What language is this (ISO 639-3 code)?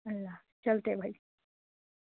urd